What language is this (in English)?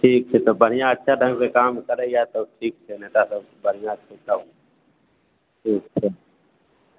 Maithili